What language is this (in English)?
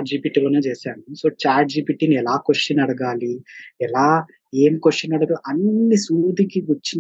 Telugu